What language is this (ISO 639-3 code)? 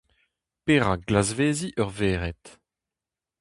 bre